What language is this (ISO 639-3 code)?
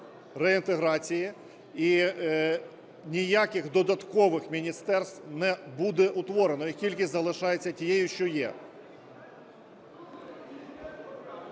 ukr